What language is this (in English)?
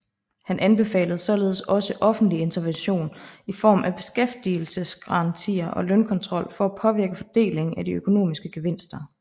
Danish